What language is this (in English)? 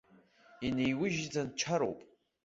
Abkhazian